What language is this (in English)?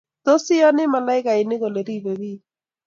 Kalenjin